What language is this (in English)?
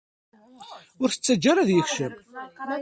Kabyle